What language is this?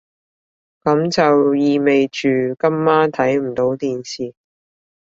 Cantonese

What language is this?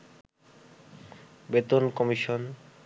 Bangla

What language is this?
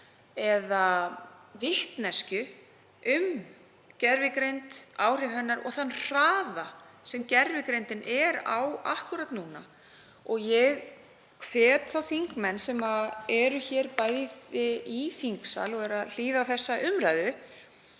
Icelandic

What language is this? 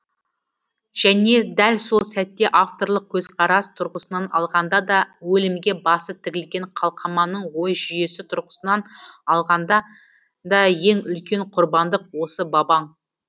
Kazakh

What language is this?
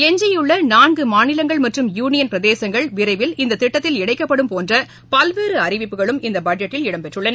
Tamil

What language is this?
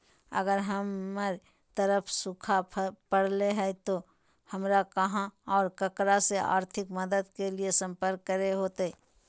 Magahi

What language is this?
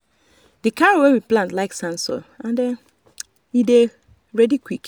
Nigerian Pidgin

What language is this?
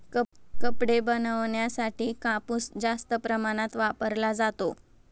Marathi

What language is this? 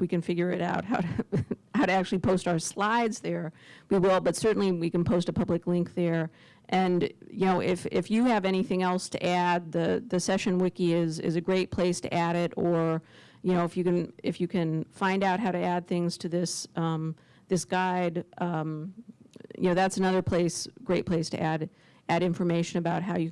English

